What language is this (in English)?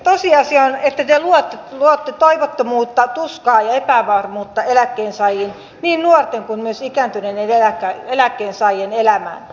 Finnish